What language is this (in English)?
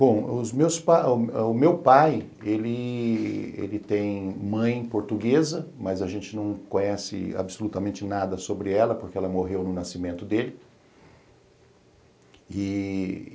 Portuguese